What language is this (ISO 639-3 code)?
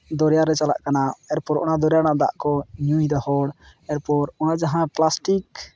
sat